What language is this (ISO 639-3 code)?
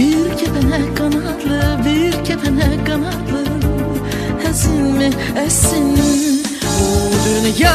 tur